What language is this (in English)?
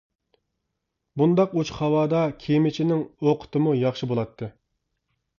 Uyghur